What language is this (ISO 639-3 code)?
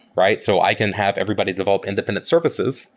eng